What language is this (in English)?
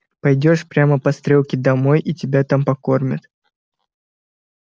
Russian